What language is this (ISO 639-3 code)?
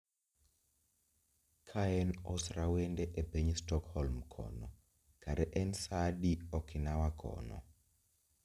luo